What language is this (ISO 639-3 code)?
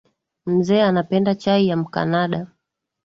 swa